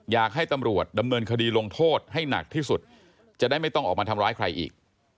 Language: Thai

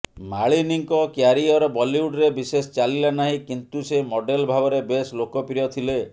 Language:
Odia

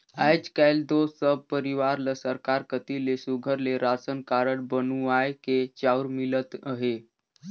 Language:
Chhattisgarhi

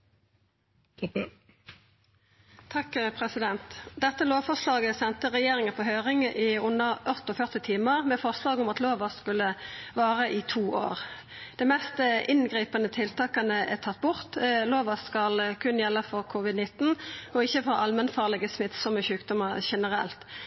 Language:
Norwegian Nynorsk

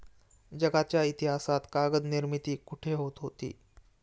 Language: Marathi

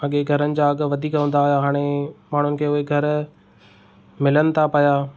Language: Sindhi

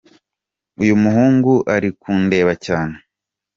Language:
Kinyarwanda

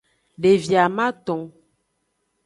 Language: Aja (Benin)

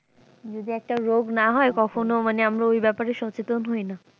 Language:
Bangla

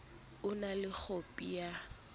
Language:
Southern Sotho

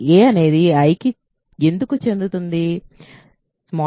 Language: Telugu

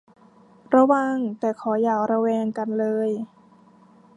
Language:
Thai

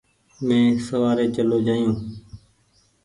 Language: Goaria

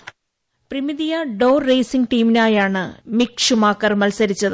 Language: Malayalam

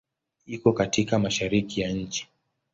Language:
Swahili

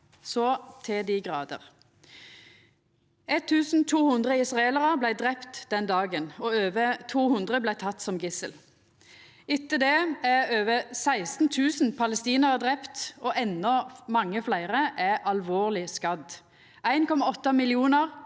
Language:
Norwegian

